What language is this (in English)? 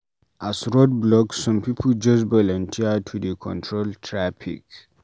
Nigerian Pidgin